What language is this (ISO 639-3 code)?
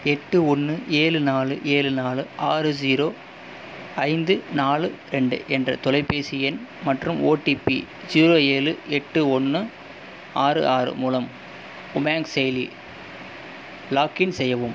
tam